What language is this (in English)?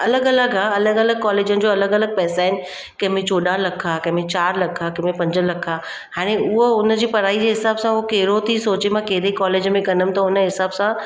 Sindhi